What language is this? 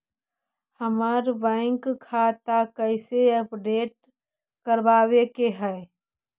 Magahi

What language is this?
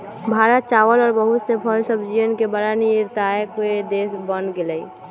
Magahi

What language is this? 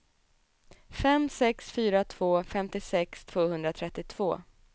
Swedish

